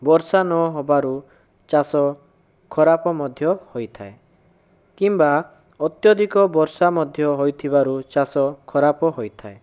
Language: Odia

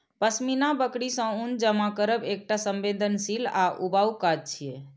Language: Maithili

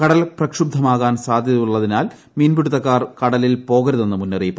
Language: Malayalam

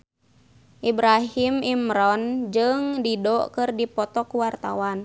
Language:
Sundanese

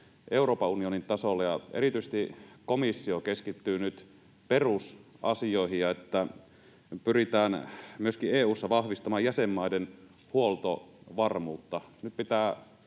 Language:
Finnish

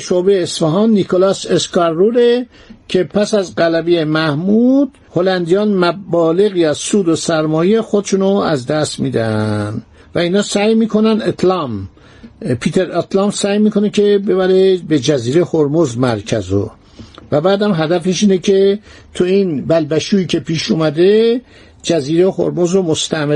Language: Persian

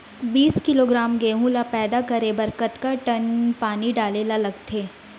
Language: Chhattisgarhi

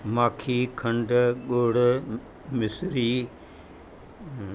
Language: Sindhi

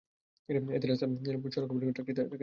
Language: Bangla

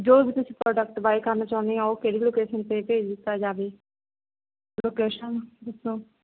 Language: Punjabi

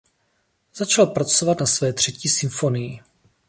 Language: Czech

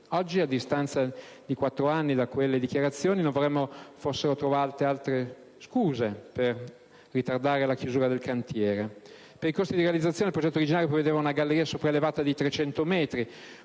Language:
Italian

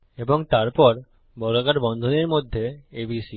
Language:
Bangla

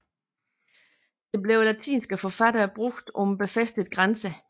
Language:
Danish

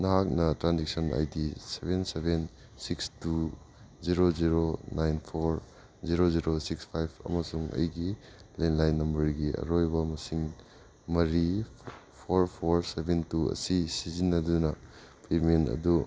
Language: Manipuri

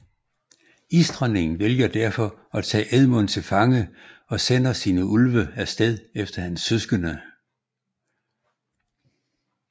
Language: Danish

